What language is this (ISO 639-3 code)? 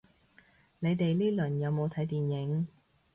yue